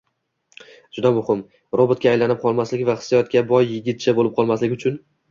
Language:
Uzbek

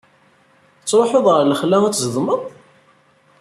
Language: Kabyle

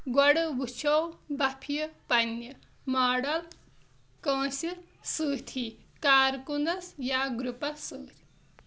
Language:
Kashmiri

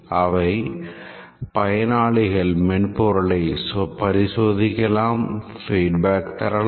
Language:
Tamil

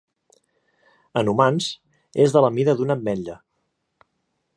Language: Catalan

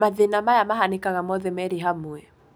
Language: Kikuyu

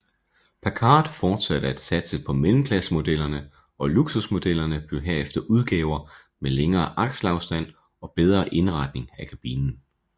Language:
Danish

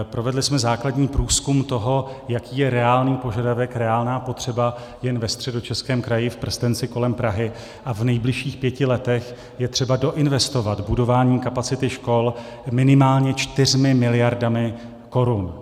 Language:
Czech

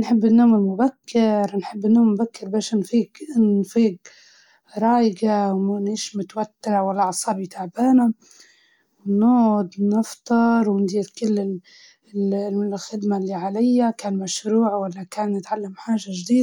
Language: Libyan Arabic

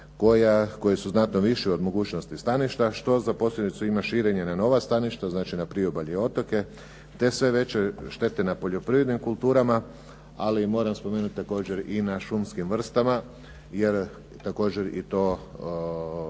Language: Croatian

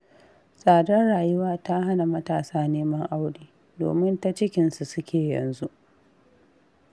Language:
Hausa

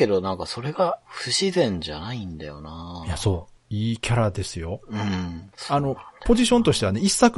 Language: Japanese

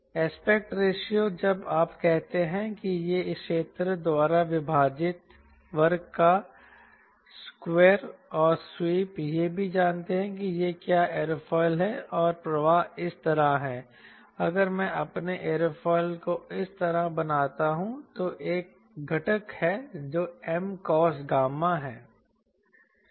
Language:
Hindi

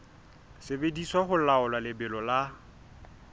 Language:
Southern Sotho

